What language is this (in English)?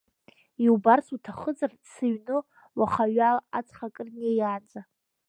Abkhazian